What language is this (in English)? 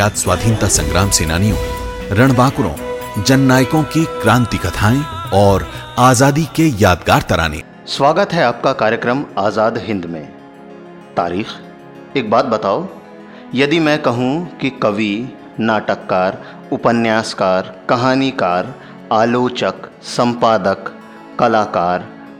Hindi